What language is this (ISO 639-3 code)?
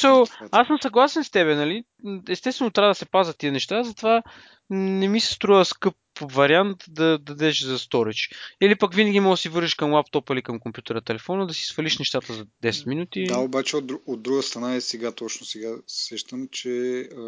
bul